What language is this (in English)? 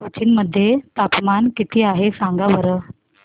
Marathi